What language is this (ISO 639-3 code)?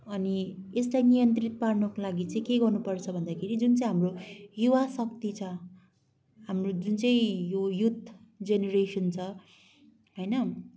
nep